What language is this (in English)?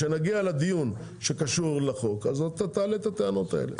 Hebrew